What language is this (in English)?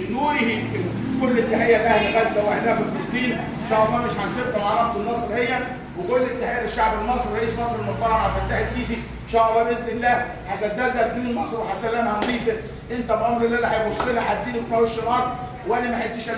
Arabic